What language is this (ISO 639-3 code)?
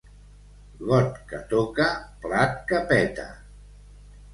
cat